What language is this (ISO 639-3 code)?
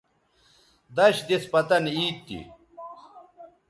btv